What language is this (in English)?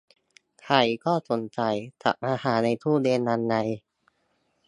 Thai